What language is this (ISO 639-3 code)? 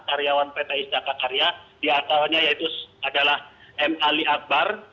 ind